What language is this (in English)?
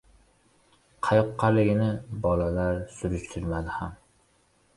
Uzbek